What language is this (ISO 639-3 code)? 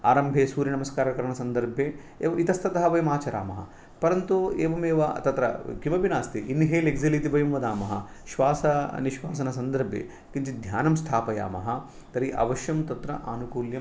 san